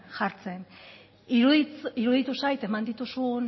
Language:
Basque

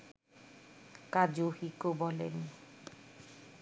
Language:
Bangla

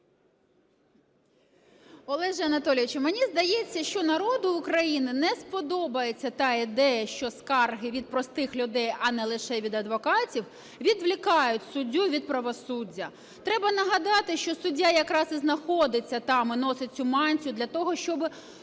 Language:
Ukrainian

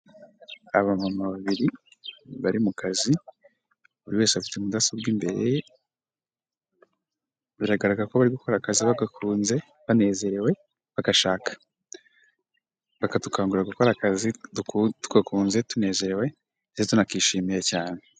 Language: Kinyarwanda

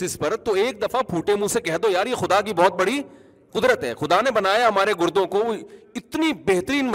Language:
Urdu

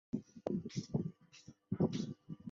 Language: Chinese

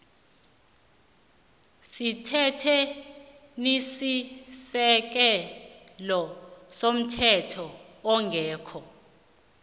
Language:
South Ndebele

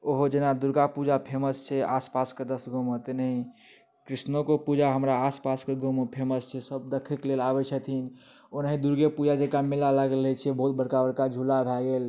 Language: Maithili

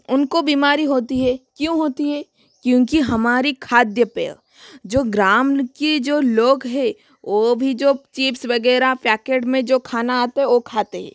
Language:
Hindi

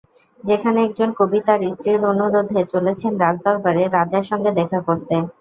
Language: Bangla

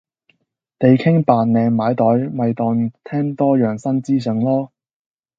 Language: Cantonese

